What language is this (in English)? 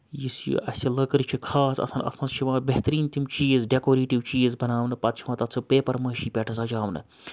Kashmiri